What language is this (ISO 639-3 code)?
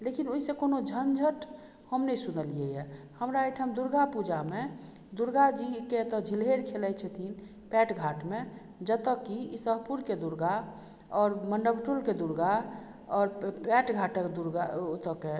mai